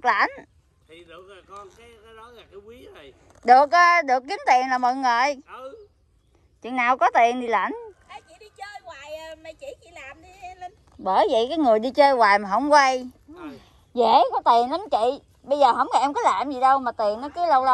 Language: Vietnamese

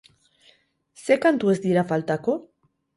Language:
Basque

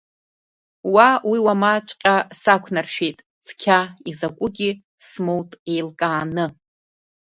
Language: Abkhazian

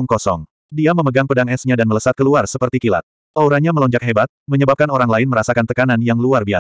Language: Indonesian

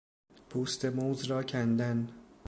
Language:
Persian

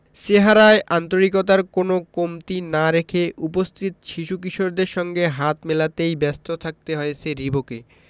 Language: Bangla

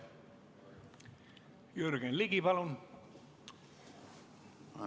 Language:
Estonian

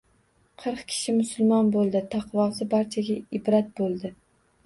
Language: Uzbek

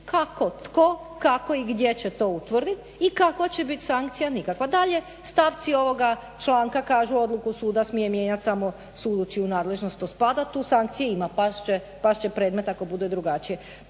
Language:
Croatian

